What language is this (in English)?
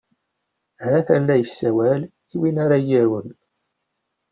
Kabyle